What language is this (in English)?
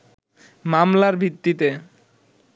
Bangla